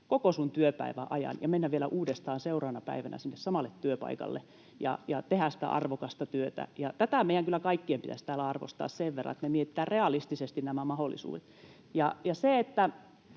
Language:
Finnish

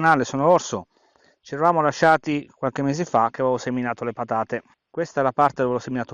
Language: Italian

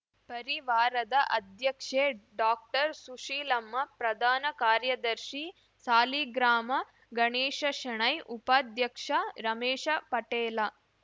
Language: Kannada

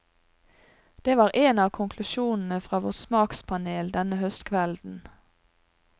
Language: Norwegian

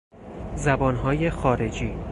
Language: Persian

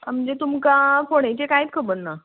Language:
Konkani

